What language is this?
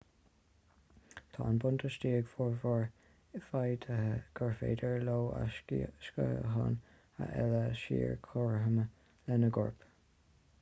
Irish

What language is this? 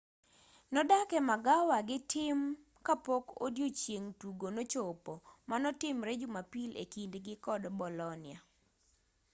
Luo (Kenya and Tanzania)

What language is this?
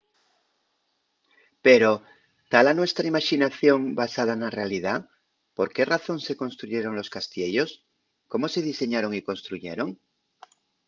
Asturian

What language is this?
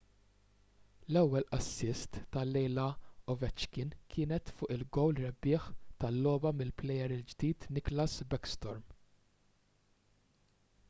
Maltese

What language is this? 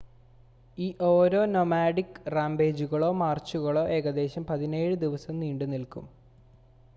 Malayalam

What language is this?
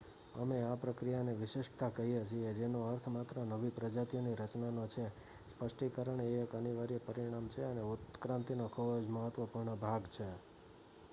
Gujarati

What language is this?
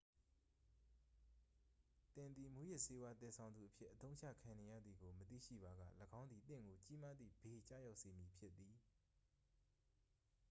Burmese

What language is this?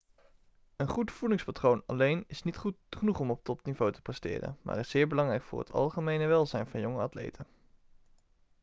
Dutch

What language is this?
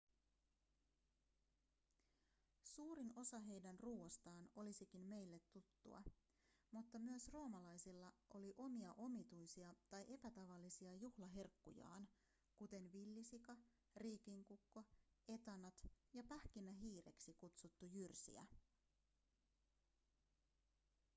Finnish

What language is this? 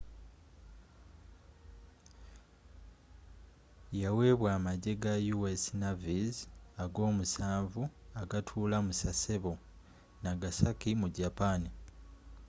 Ganda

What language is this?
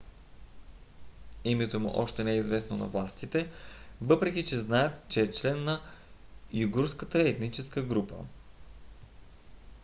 Bulgarian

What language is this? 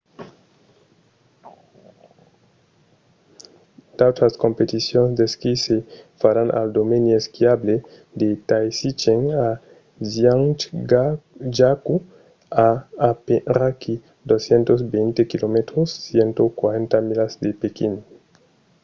Occitan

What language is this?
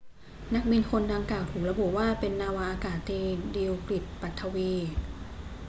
Thai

